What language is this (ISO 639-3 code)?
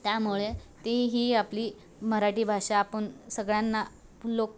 mar